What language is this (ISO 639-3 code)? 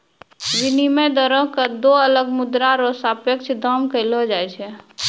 mai